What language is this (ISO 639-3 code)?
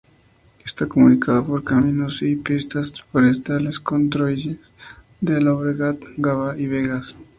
spa